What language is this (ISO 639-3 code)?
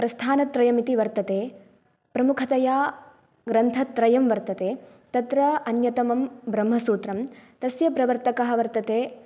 san